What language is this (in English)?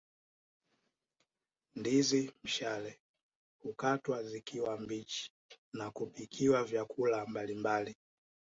Swahili